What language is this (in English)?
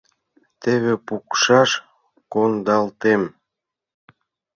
Mari